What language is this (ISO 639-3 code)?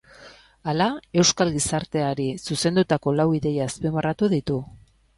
eus